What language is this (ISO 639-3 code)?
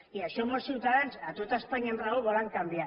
cat